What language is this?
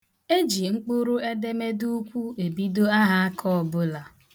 Igbo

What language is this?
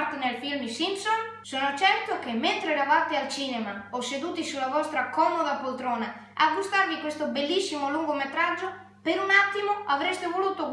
Italian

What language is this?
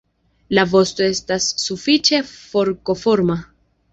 Esperanto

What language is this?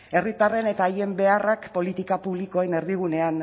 Basque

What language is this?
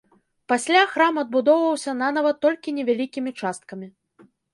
Belarusian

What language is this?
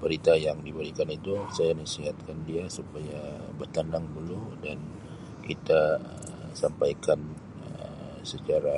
Sabah Malay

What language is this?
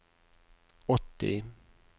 Norwegian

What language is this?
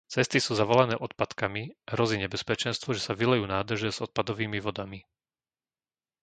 Slovak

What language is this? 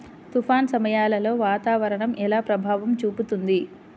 Telugu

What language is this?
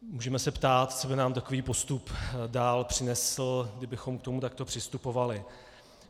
Czech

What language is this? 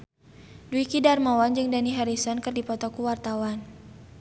Sundanese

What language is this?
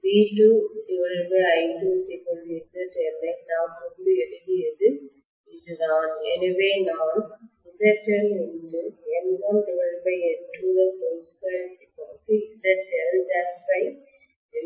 Tamil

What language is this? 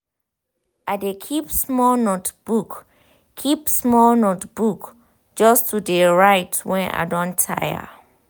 Nigerian Pidgin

